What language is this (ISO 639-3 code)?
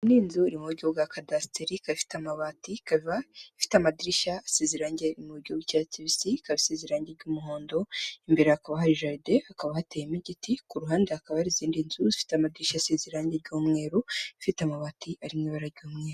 kin